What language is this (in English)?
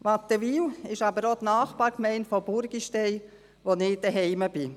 Swiss German